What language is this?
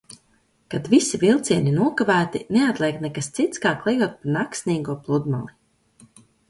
Latvian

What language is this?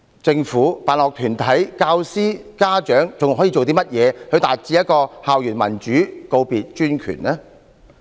Cantonese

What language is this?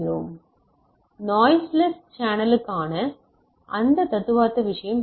Tamil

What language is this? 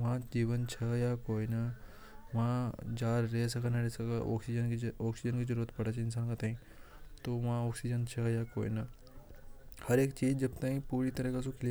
Hadothi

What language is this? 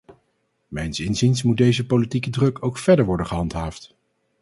Dutch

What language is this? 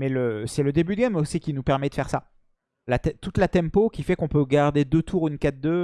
French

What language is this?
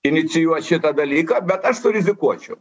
Lithuanian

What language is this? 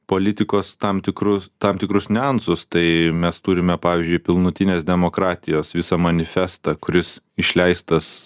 Lithuanian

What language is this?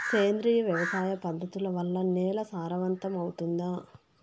Telugu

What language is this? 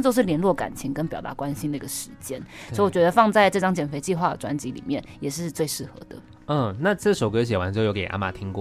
Chinese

